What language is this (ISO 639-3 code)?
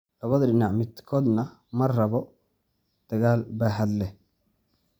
som